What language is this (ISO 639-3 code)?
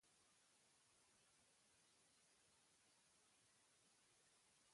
eus